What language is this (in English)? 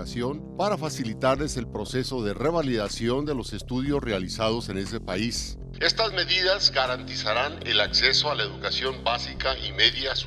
Spanish